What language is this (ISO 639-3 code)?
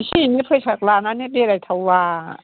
brx